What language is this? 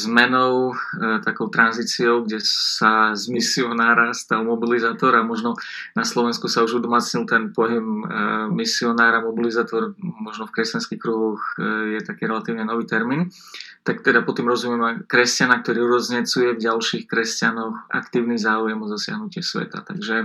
Slovak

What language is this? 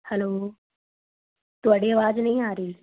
Punjabi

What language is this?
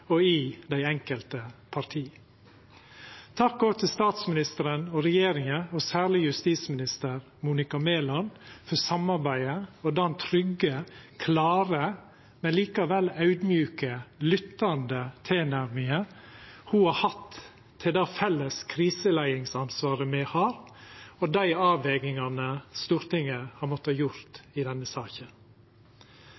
Norwegian Nynorsk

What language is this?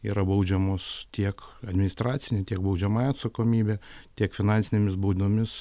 Lithuanian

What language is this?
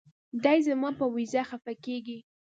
Pashto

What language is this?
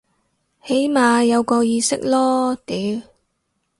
Cantonese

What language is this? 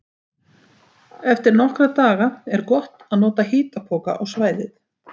Icelandic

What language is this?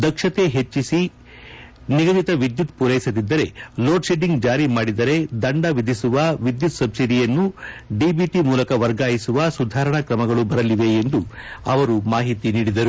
Kannada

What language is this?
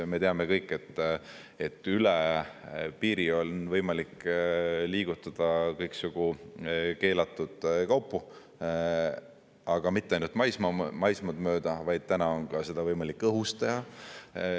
Estonian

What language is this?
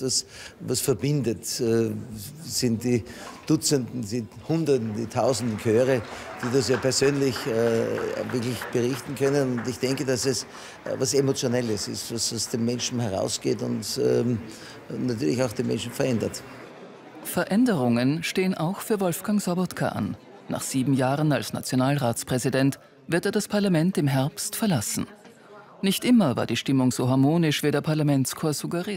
German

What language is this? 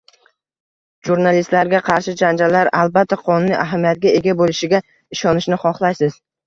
Uzbek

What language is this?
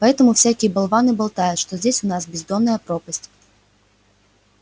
Russian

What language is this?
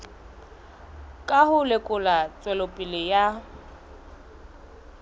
Southern Sotho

